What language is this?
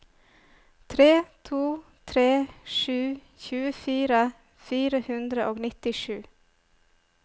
Norwegian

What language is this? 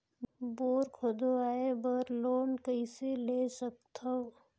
Chhattisgarhi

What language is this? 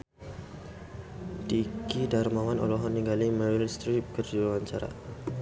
Sundanese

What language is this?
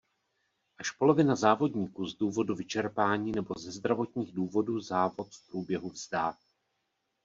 Czech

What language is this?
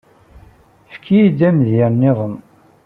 Kabyle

